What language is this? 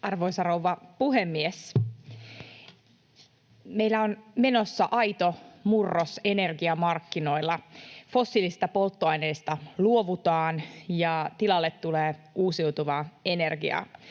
Finnish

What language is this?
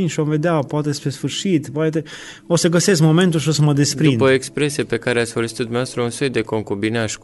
Romanian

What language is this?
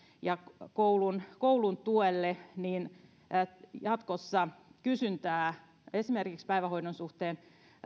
Finnish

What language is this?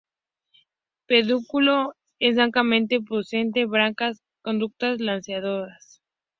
Spanish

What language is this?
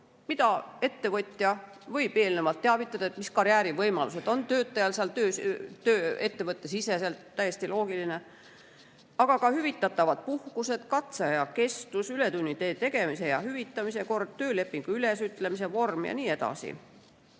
Estonian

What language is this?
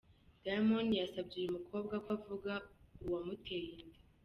Kinyarwanda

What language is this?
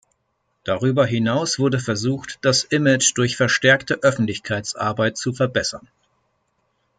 German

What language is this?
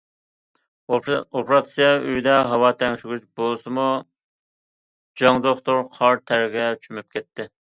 Uyghur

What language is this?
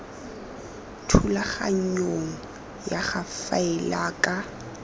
Tswana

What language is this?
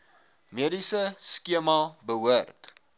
Afrikaans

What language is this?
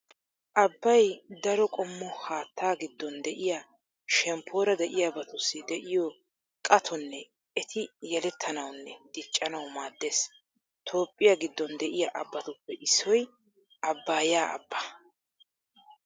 Wolaytta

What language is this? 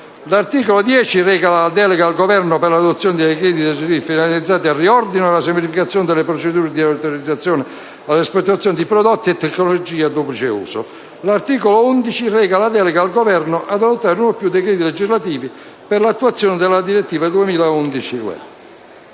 Italian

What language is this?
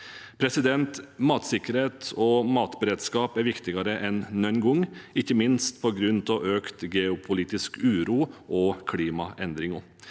Norwegian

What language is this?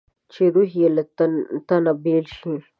Pashto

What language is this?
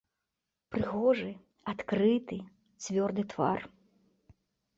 Belarusian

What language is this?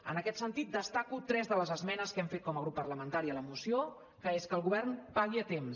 Catalan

